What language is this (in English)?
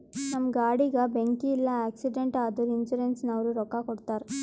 Kannada